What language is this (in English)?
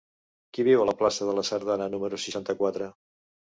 Catalan